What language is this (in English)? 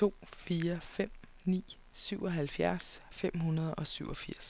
Danish